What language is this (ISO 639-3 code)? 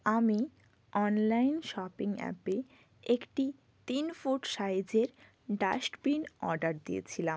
ben